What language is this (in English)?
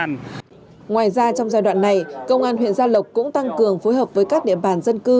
Vietnamese